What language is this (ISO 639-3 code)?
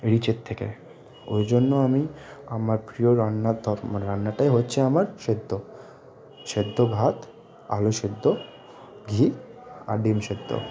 ben